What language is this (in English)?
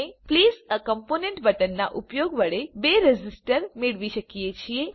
Gujarati